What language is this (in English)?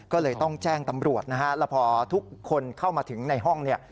Thai